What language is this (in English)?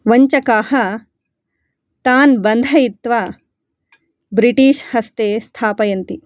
Sanskrit